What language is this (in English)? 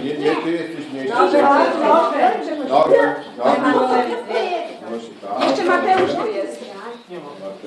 Polish